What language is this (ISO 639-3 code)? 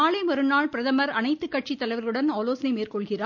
tam